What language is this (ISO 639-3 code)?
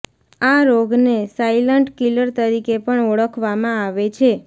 guj